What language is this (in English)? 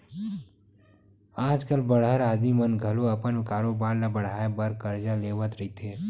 Chhattisgarhi